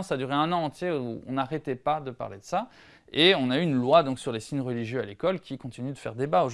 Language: French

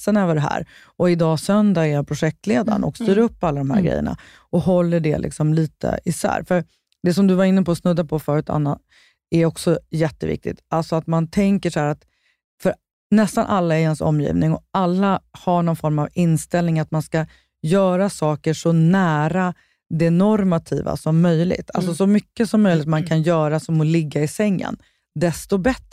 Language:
Swedish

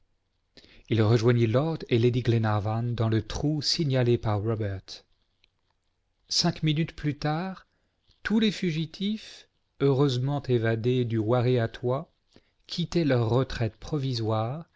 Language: French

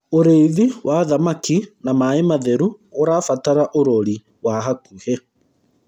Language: Kikuyu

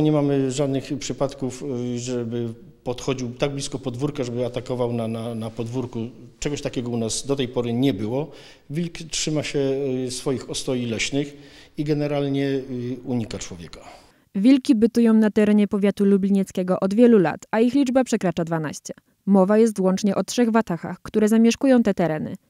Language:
Polish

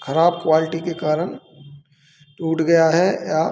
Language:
Hindi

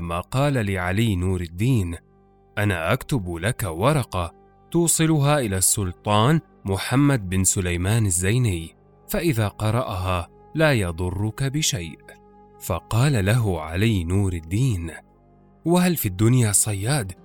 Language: Arabic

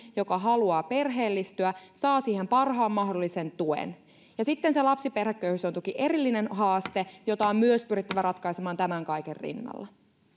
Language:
Finnish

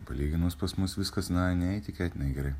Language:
Lithuanian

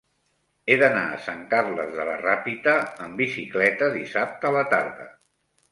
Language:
Catalan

